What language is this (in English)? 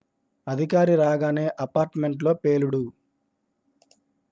Telugu